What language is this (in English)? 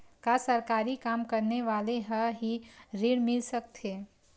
Chhattisgarhi